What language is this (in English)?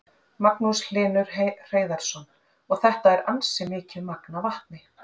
Icelandic